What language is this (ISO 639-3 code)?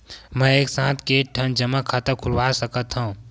hne